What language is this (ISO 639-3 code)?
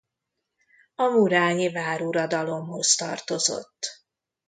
hun